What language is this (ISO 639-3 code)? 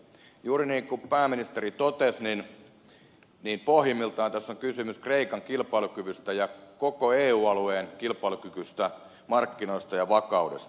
fin